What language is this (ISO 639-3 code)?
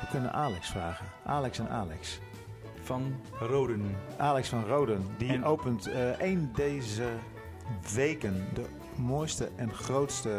nld